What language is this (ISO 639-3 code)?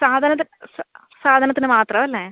mal